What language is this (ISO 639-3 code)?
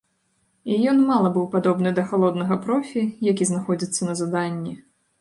bel